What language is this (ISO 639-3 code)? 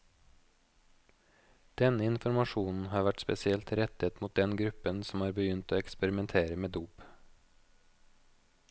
nor